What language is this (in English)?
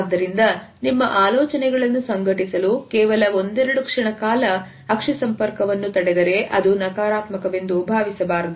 Kannada